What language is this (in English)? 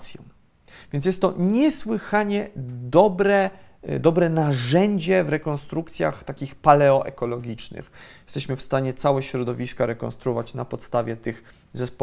Polish